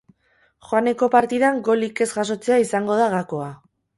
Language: Basque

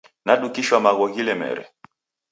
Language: Taita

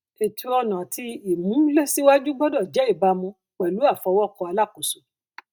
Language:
Yoruba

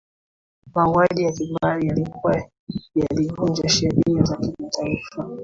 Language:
Swahili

